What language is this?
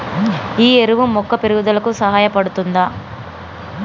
Telugu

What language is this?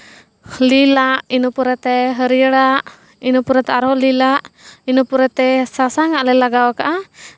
Santali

